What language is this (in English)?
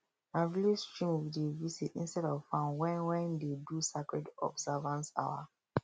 Nigerian Pidgin